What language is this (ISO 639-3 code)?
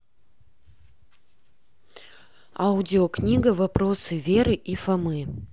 rus